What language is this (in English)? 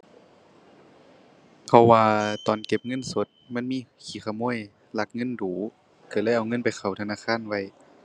Thai